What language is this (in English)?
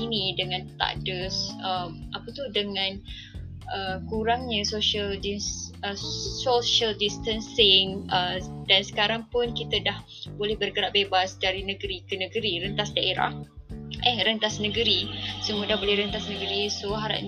Malay